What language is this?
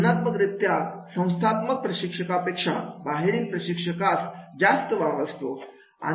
Marathi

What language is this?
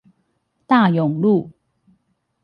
Chinese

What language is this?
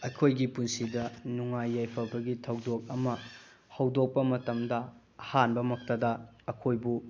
Manipuri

